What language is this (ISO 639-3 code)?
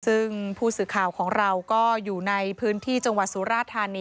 tha